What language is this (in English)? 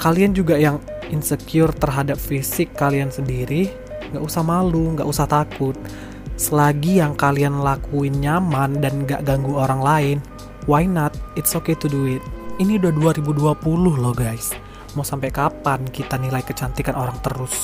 Indonesian